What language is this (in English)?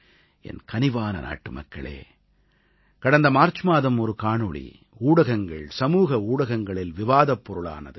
Tamil